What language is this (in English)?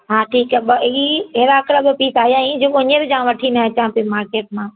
Sindhi